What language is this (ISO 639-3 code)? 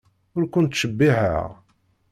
kab